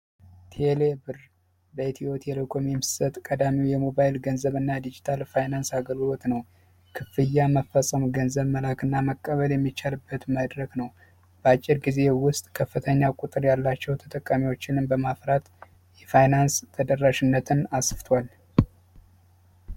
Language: Amharic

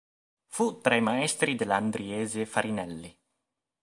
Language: Italian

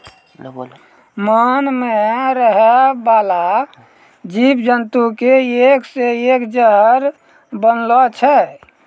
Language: Maithili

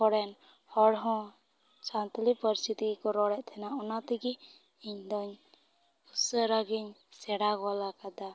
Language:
Santali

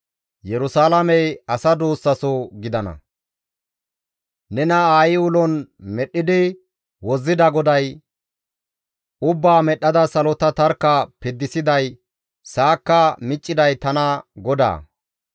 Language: Gamo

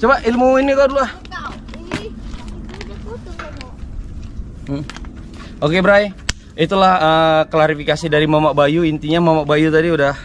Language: Indonesian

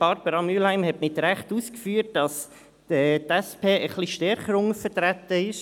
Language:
Swiss German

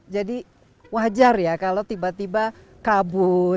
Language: Indonesian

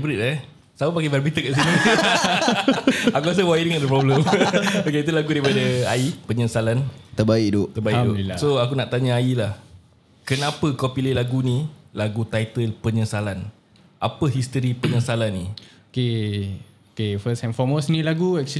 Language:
Malay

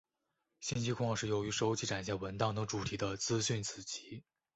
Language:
Chinese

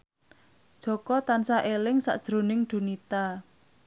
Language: Javanese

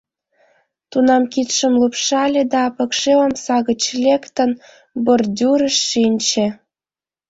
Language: Mari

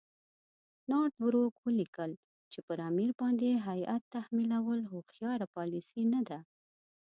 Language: Pashto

